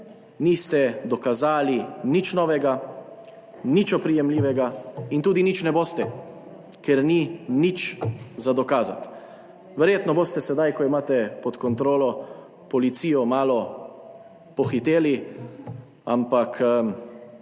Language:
Slovenian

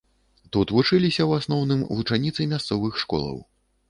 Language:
Belarusian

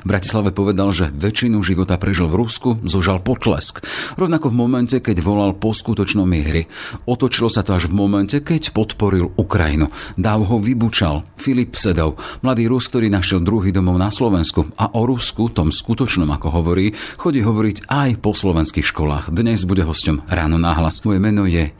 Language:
Slovak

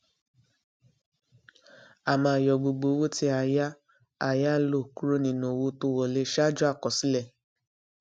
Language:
Yoruba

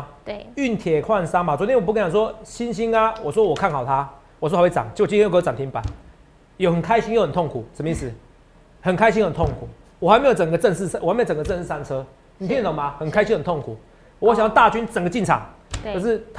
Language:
Chinese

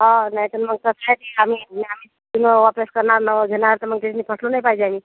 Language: Marathi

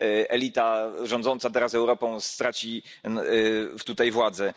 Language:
Polish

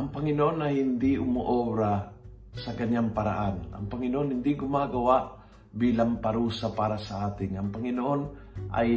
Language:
Filipino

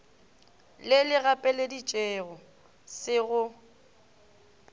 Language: Northern Sotho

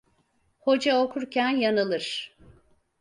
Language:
Turkish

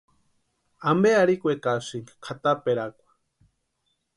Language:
Western Highland Purepecha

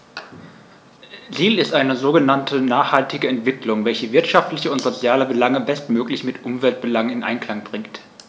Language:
German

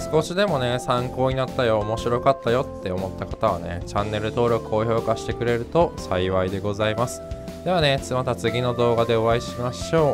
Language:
Japanese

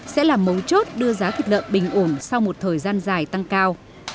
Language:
Vietnamese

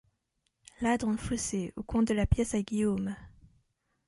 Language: French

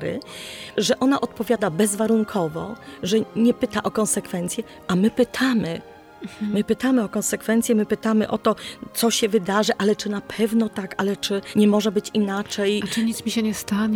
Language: Polish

